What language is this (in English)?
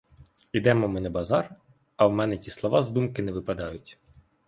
Ukrainian